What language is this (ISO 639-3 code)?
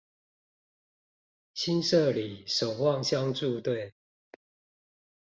zho